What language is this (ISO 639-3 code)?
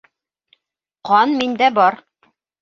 bak